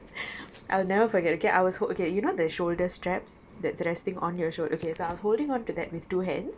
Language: English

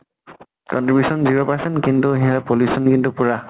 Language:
Assamese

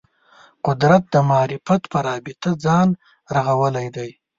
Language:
Pashto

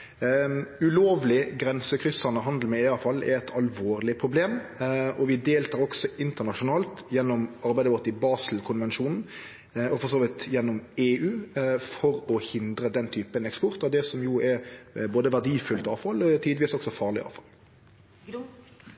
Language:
Norwegian Nynorsk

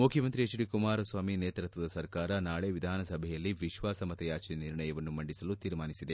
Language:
Kannada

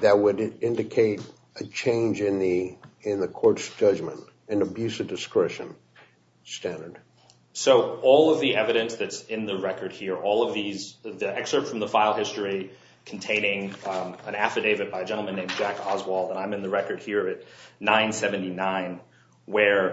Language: English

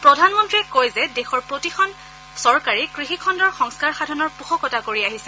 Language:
Assamese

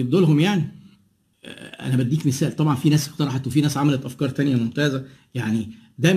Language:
Arabic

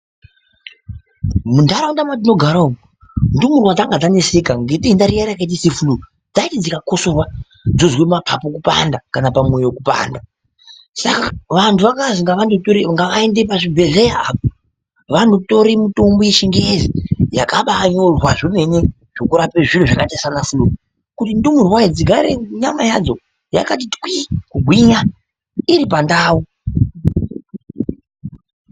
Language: Ndau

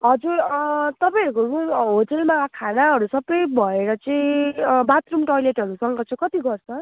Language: Nepali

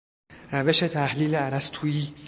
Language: Persian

